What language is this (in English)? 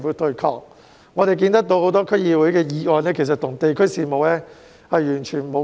Cantonese